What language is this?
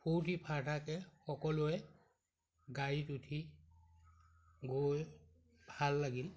Assamese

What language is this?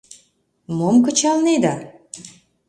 Mari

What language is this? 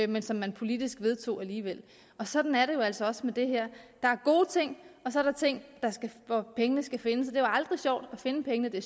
Danish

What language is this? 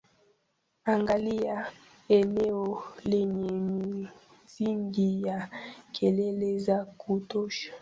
Swahili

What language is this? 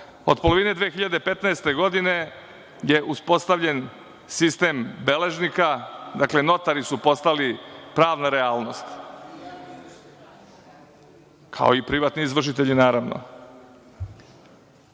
Serbian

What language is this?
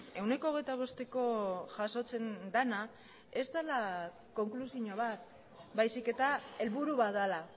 Basque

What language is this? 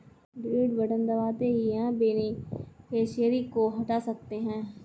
Hindi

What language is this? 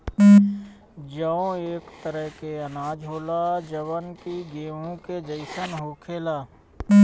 Bhojpuri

